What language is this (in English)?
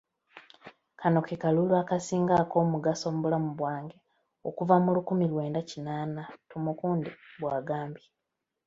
Ganda